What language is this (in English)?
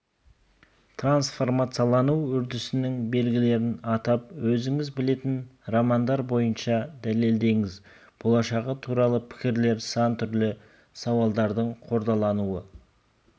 Kazakh